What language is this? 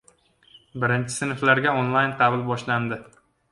Uzbek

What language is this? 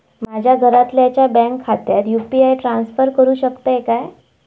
Marathi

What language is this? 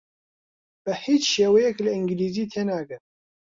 Central Kurdish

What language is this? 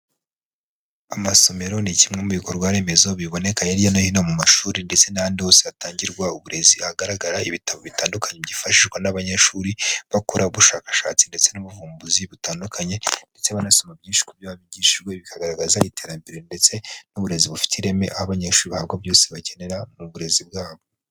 Kinyarwanda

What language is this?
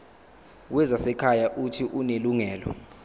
Zulu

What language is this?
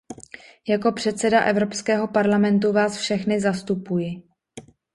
Czech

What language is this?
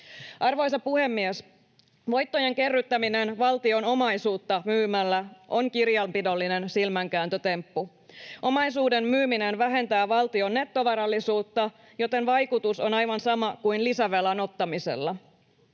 Finnish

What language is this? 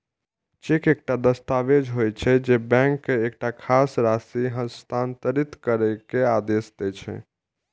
Maithili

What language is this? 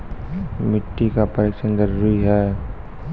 Maithili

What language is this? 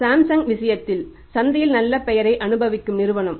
Tamil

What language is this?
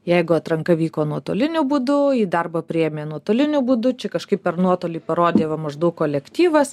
Lithuanian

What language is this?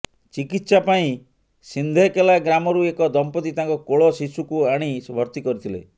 Odia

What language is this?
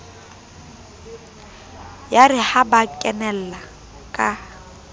Southern Sotho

